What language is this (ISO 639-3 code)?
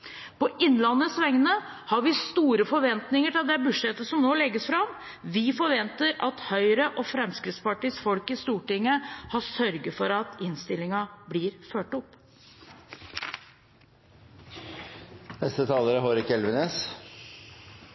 nob